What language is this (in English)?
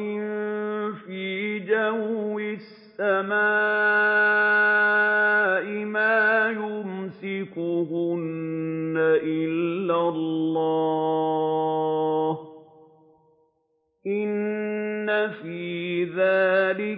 Arabic